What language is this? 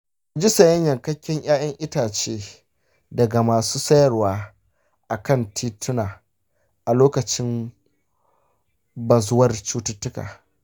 Hausa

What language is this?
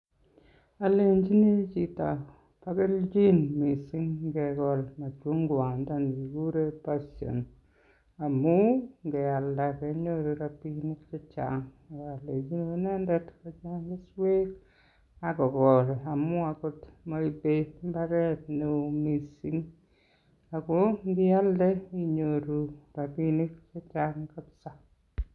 Kalenjin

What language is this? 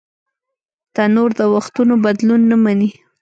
Pashto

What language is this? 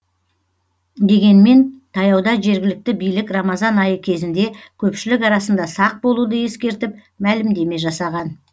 Kazakh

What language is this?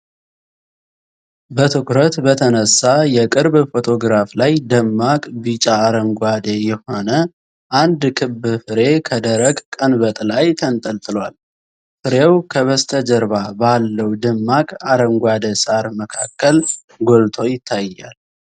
Amharic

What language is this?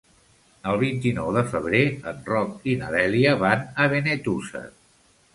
Catalan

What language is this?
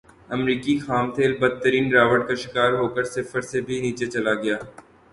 Urdu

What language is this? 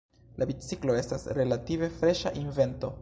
Esperanto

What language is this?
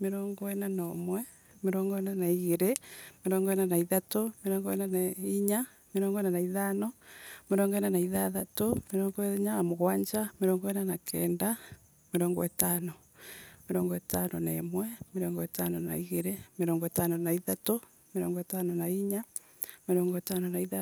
Embu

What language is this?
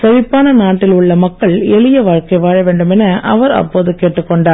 Tamil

